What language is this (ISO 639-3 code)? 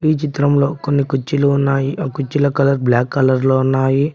tel